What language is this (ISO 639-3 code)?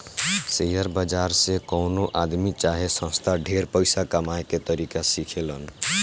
bho